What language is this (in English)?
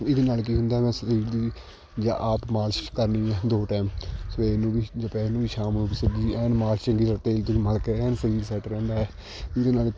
Punjabi